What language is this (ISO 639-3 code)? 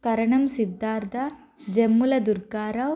tel